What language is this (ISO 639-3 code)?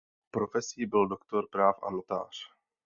ces